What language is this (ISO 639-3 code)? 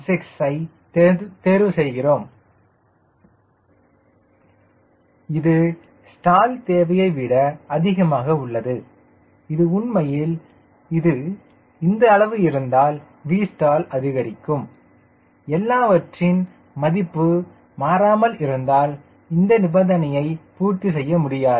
tam